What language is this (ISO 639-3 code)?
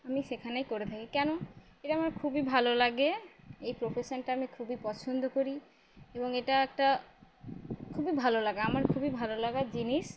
ben